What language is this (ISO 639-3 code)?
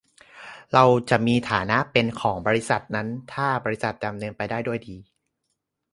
tha